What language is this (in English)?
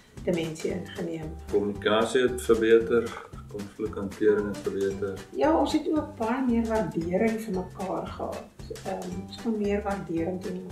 Dutch